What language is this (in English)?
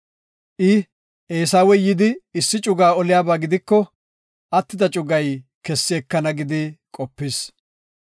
Gofa